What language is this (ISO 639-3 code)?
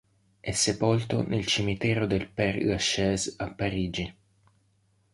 ita